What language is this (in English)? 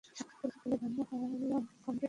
Bangla